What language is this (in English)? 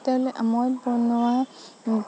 Assamese